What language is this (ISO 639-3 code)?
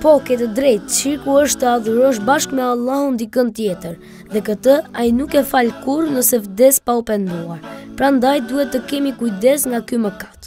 ron